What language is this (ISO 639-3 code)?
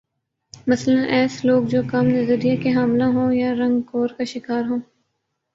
urd